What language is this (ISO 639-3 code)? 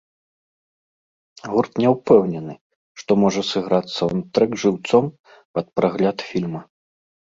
bel